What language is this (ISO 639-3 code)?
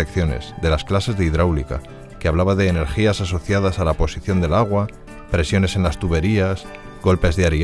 spa